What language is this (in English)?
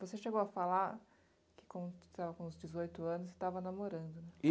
Portuguese